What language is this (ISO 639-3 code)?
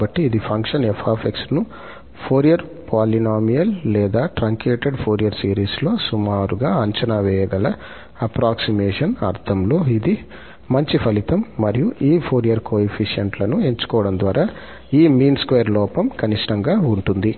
tel